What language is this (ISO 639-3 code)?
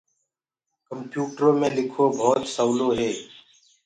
ggg